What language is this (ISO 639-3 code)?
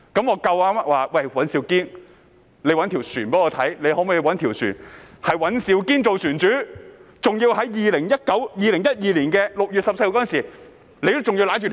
yue